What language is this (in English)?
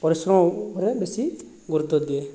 Odia